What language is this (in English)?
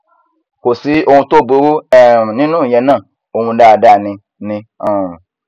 Yoruba